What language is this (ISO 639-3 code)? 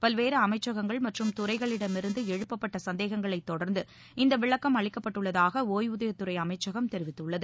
tam